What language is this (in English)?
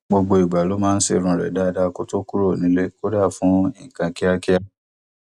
Yoruba